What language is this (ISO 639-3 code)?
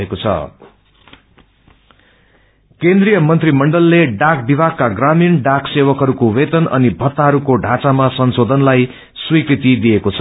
nep